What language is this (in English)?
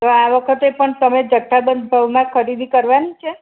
Gujarati